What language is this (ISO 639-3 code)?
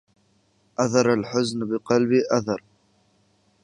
ara